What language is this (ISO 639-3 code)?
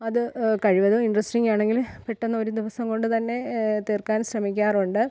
mal